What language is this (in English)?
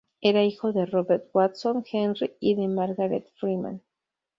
Spanish